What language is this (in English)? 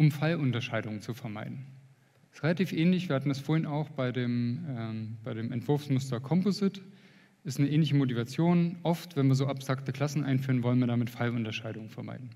German